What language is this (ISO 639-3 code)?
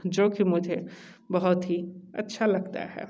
hin